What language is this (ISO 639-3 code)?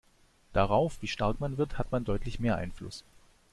deu